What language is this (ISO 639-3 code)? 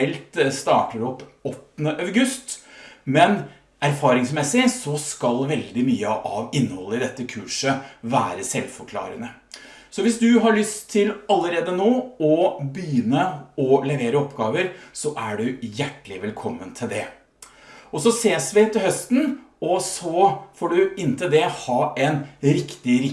nor